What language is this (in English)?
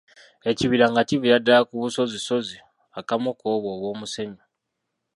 Ganda